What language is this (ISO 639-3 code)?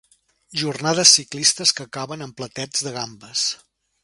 cat